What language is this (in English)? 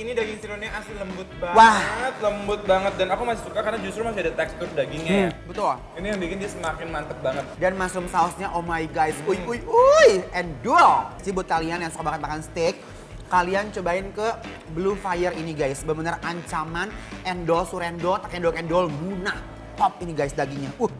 Indonesian